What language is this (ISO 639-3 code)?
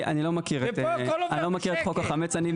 heb